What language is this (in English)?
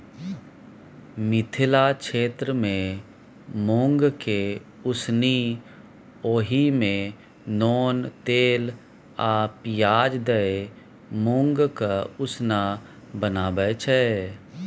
Maithili